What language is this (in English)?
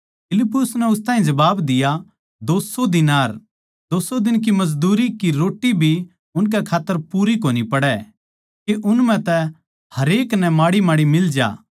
Haryanvi